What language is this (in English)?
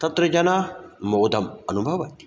Sanskrit